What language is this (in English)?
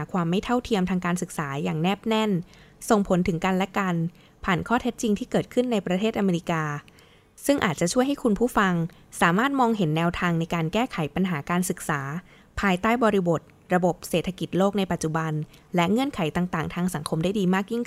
Thai